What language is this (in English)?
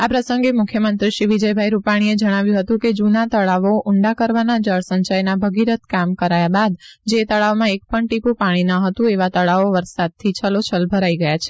Gujarati